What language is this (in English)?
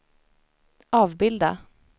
Swedish